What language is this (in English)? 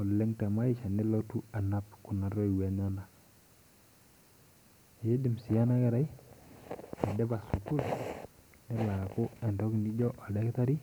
Masai